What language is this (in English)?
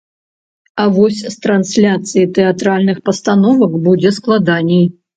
Belarusian